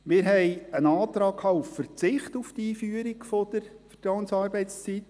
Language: Swiss German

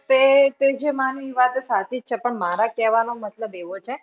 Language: Gujarati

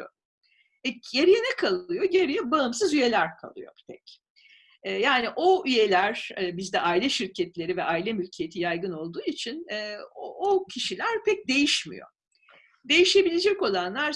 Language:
Turkish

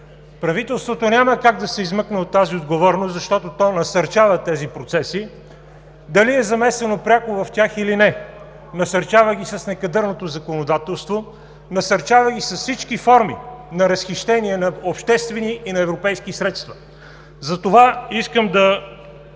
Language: Bulgarian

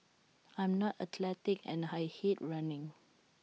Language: English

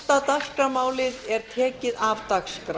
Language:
Icelandic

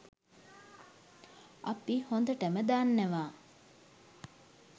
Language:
Sinhala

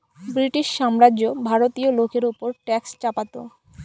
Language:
Bangla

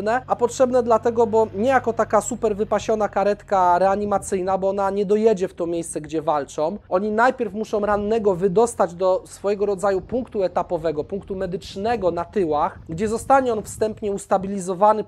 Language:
Polish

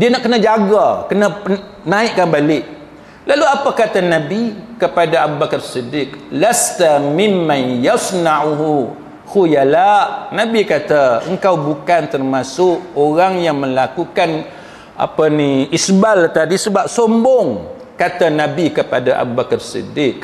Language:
Malay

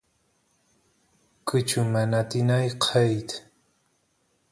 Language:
Santiago del Estero Quichua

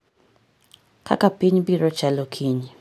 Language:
Luo (Kenya and Tanzania)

